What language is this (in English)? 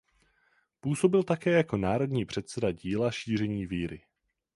Czech